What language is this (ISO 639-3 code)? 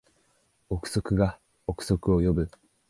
jpn